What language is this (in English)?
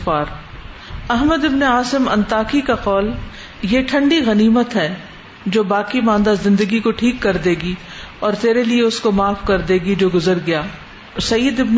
Urdu